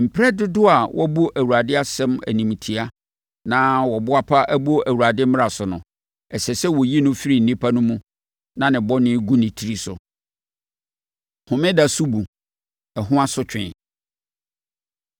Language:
Akan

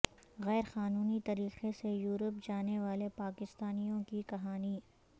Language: Urdu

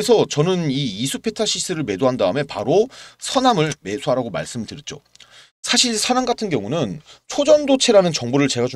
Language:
Korean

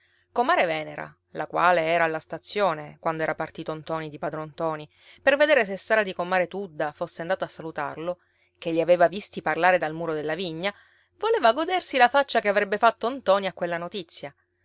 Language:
Italian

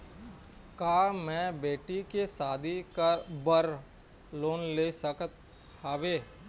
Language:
Chhattisgarhi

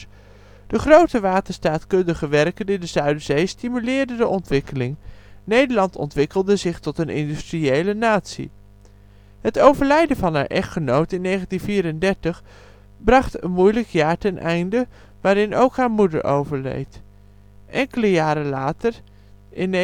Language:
Dutch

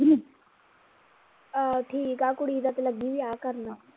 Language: Punjabi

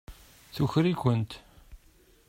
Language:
Kabyle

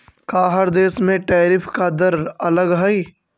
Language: Magahi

